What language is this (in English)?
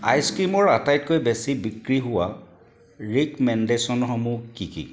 Assamese